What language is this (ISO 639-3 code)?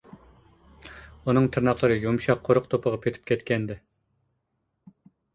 uig